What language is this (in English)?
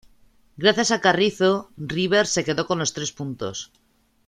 Spanish